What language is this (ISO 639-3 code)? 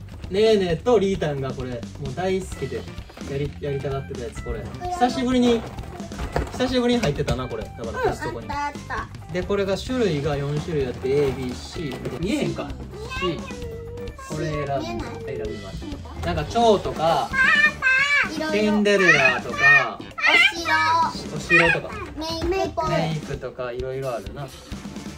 jpn